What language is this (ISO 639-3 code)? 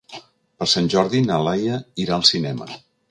cat